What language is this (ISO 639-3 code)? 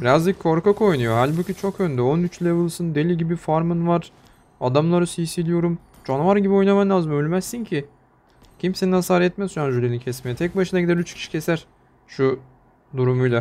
tur